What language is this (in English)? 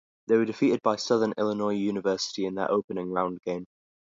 English